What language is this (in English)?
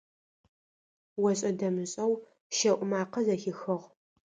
Adyghe